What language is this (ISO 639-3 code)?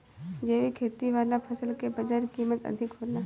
bho